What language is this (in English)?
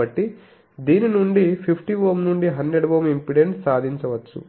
Telugu